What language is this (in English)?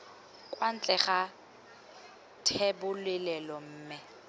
Tswana